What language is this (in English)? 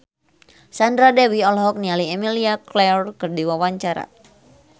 Sundanese